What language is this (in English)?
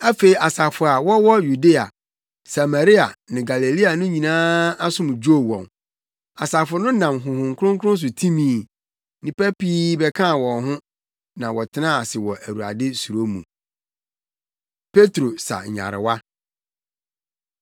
Akan